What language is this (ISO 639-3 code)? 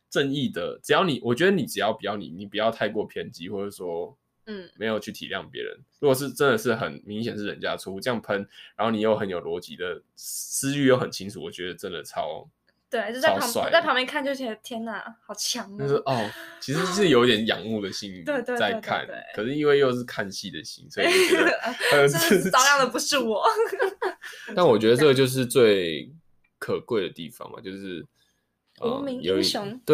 zho